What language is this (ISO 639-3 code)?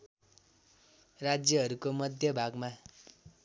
nep